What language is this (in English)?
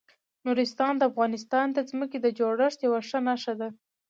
Pashto